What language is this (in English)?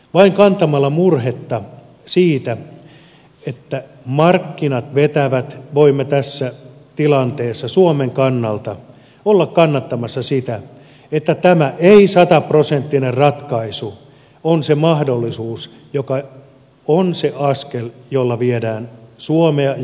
Finnish